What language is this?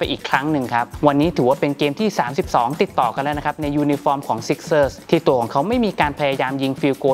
Thai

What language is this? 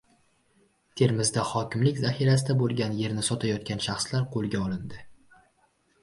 Uzbek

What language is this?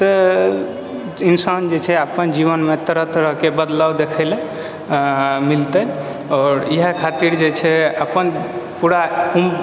Maithili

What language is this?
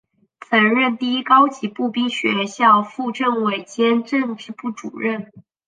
Chinese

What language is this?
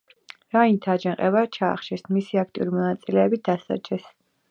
Georgian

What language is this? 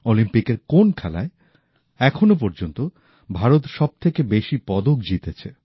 Bangla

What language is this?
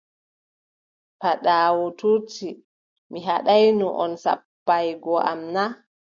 Adamawa Fulfulde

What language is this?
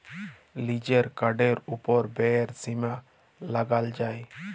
Bangla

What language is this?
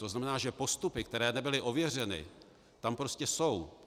Czech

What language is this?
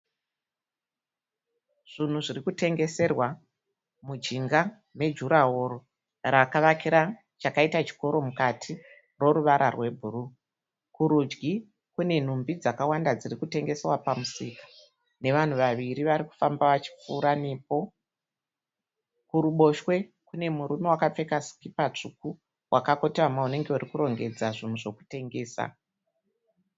Shona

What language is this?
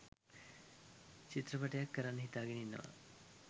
Sinhala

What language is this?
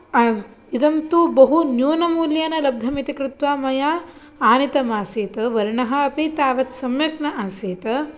Sanskrit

